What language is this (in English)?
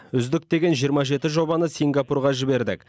Kazakh